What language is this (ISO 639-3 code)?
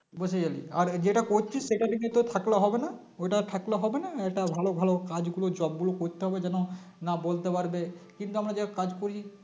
ben